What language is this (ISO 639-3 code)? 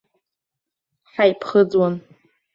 abk